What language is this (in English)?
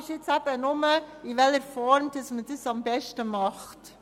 Swiss German